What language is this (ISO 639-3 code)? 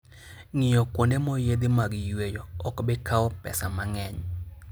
luo